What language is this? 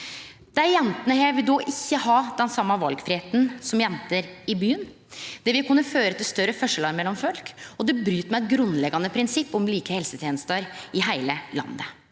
Norwegian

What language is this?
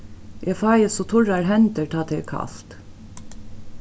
Faroese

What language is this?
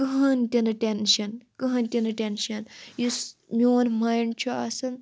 Kashmiri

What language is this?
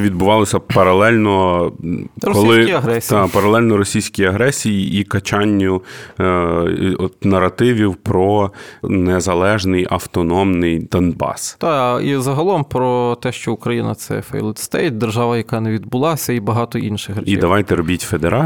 Ukrainian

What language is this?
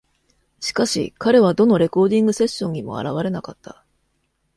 Japanese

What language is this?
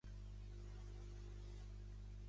Catalan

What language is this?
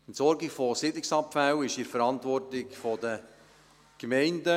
Swiss German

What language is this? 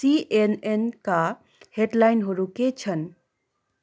Nepali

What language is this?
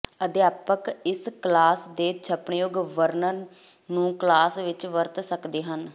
Punjabi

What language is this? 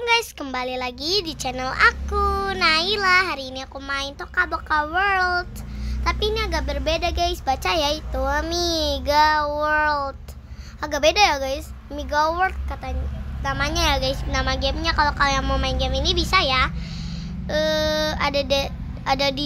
Indonesian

